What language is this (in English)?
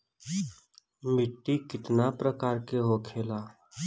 Bhojpuri